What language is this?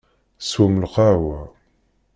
Kabyle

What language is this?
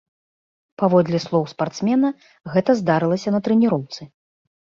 Belarusian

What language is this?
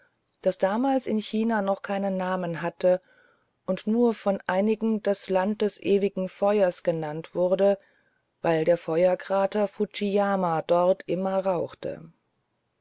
German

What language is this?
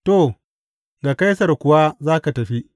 Hausa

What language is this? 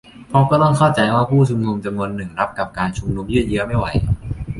Thai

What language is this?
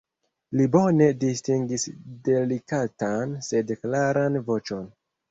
Esperanto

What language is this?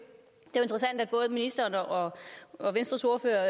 Danish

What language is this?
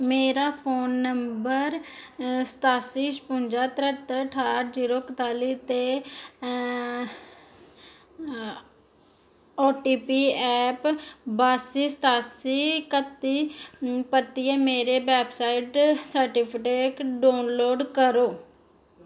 Dogri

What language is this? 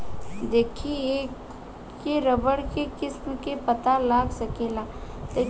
Bhojpuri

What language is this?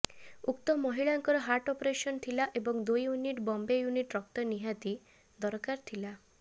Odia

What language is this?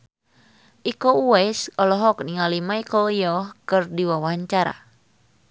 Sundanese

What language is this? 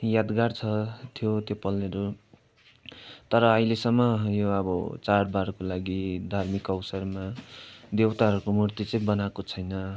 Nepali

